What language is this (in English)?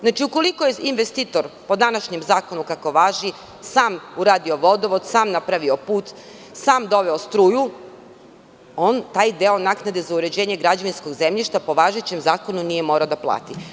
Serbian